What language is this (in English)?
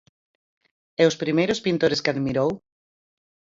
Galician